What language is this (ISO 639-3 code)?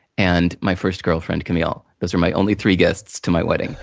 eng